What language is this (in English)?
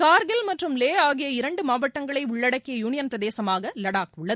Tamil